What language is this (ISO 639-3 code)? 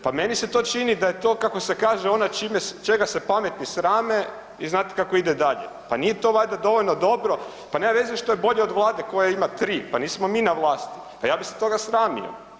hrv